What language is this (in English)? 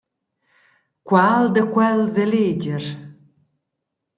Romansh